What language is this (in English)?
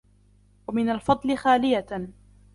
Arabic